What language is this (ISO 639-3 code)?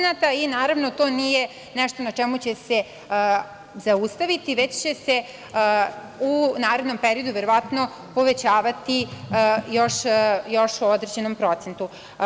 srp